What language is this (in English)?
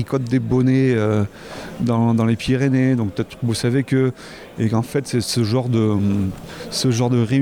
French